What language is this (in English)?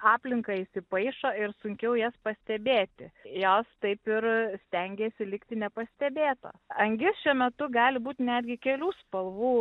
Lithuanian